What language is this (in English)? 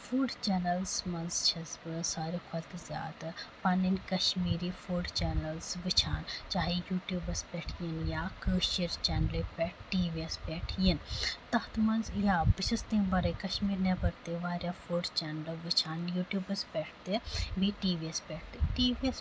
Kashmiri